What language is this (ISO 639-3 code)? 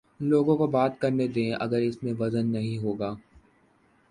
urd